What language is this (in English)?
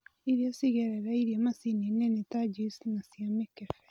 Kikuyu